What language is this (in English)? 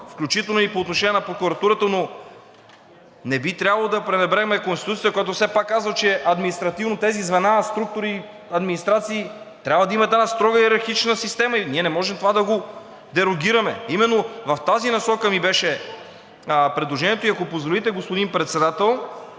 Bulgarian